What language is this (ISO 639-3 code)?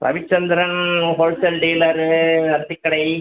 tam